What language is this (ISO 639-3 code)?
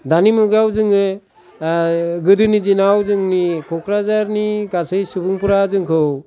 brx